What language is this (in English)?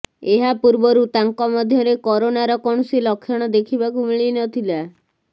Odia